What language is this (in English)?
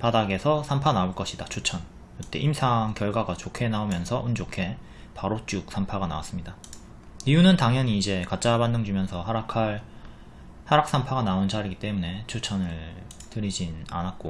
Korean